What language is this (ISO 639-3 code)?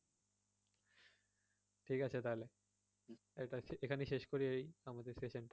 ben